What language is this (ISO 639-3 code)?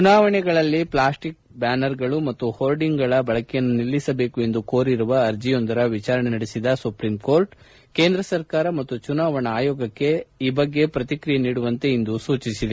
kan